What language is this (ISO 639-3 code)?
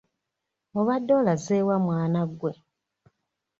lug